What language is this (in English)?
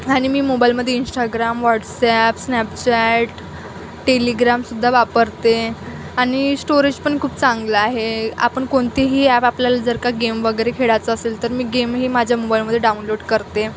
Marathi